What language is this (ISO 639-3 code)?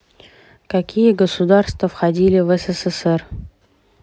rus